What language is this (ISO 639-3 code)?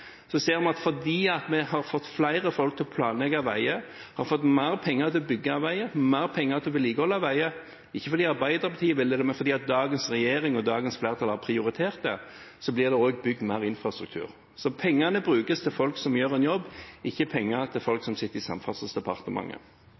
nob